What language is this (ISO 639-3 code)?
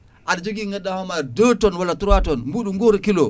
ful